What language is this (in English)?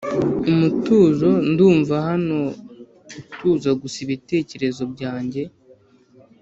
Kinyarwanda